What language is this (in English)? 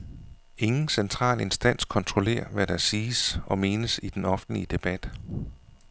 Danish